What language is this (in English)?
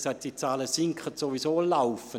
Swiss German